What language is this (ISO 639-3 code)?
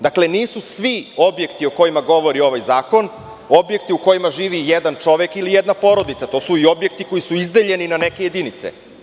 srp